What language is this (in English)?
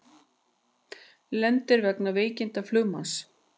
Icelandic